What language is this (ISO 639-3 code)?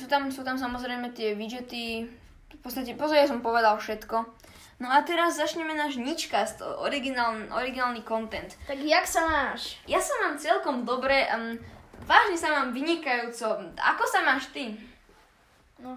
slk